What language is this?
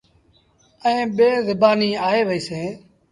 Sindhi Bhil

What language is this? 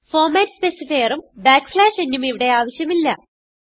Malayalam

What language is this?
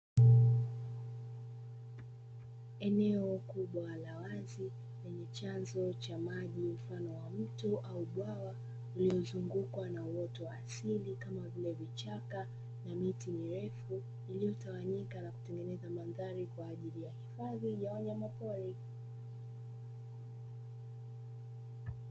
Swahili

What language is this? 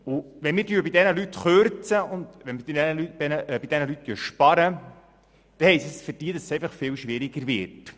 Swiss German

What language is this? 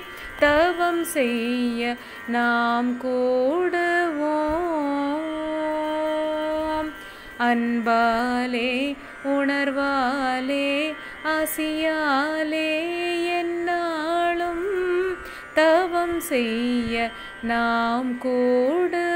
Tamil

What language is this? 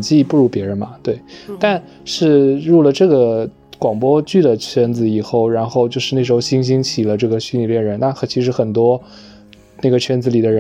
Chinese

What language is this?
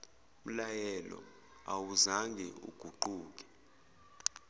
Zulu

